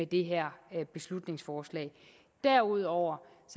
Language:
Danish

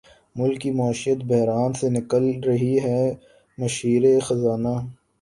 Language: Urdu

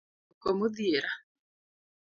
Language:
Luo (Kenya and Tanzania)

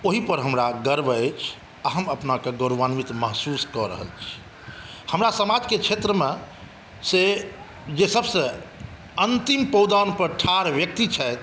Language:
Maithili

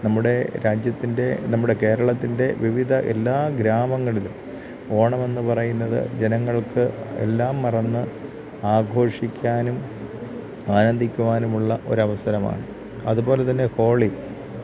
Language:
Malayalam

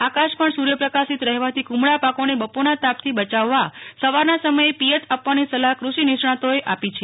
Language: Gujarati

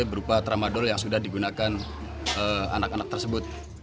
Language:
Indonesian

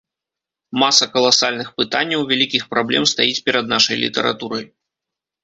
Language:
Belarusian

